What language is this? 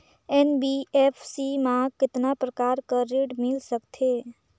Chhattisgarhi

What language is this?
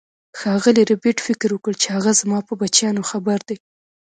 Pashto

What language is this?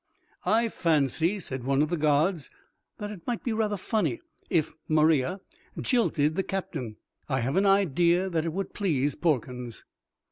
English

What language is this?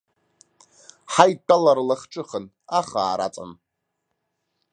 Abkhazian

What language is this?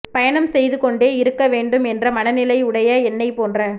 Tamil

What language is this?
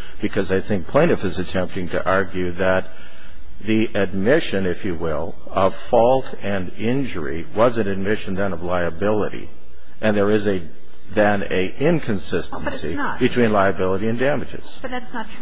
English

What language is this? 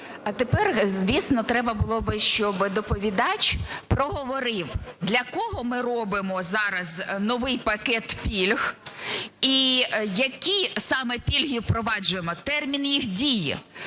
Ukrainian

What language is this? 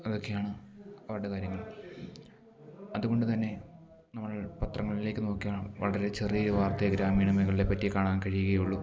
Malayalam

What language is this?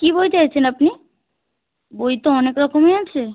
Bangla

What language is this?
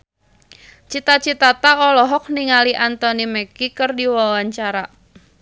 Sundanese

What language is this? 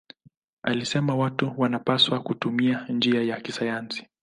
Swahili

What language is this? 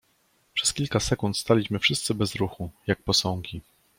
Polish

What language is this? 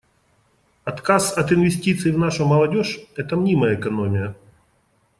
Russian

